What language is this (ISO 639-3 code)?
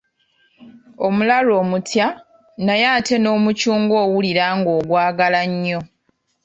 lug